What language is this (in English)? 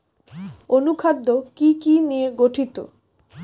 Bangla